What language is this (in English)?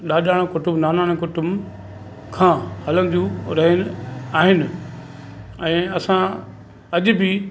Sindhi